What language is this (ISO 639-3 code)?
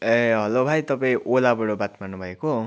nep